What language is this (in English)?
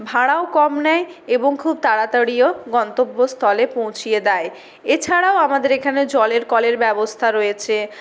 Bangla